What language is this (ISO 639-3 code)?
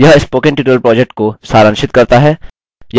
hin